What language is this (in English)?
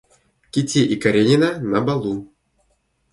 Russian